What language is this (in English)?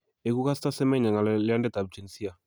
Kalenjin